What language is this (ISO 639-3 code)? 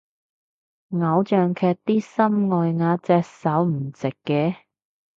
yue